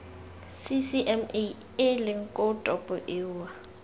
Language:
Tswana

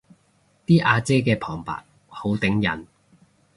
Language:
Cantonese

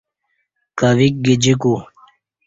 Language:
Kati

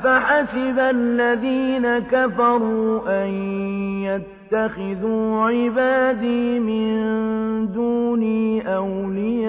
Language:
Arabic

